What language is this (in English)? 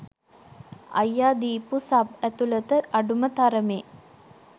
Sinhala